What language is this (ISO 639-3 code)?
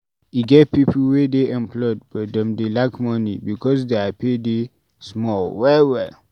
pcm